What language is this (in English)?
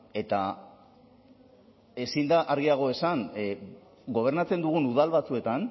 Basque